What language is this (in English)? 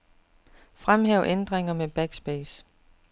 Danish